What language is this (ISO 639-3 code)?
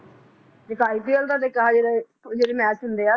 pan